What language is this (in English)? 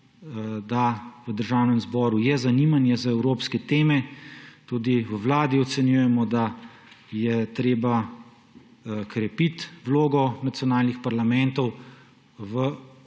Slovenian